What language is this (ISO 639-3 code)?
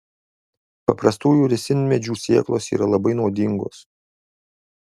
lit